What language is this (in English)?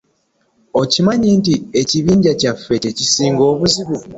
Ganda